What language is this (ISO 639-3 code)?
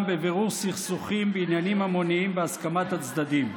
heb